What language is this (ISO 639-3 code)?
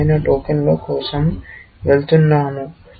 tel